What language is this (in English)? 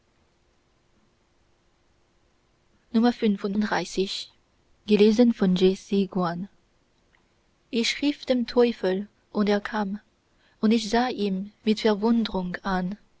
German